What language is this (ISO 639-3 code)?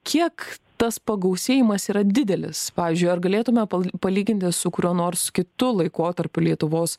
lit